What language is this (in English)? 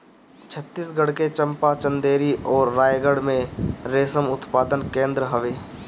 Bhojpuri